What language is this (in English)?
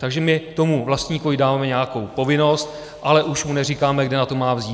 Czech